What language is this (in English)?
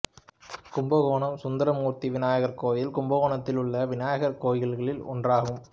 Tamil